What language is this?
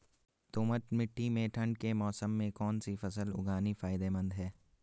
Hindi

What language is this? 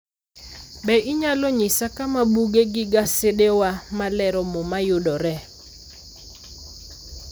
Luo (Kenya and Tanzania)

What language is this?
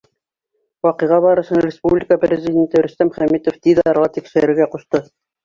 Bashkir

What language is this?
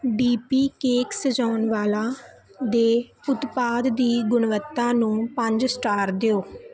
Punjabi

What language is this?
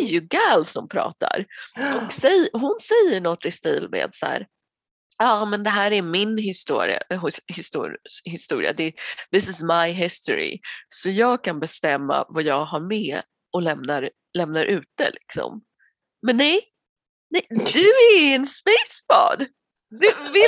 Swedish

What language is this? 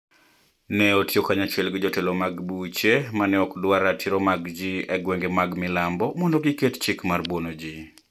Luo (Kenya and Tanzania)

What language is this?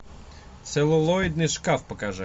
Russian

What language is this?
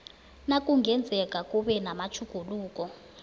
South Ndebele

